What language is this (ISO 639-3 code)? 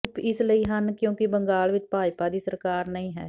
pan